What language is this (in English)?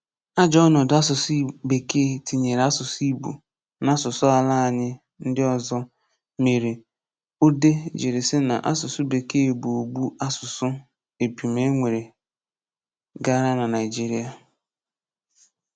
Igbo